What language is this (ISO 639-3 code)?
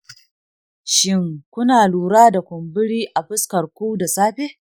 hau